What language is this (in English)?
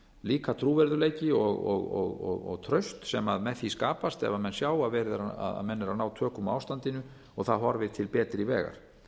Icelandic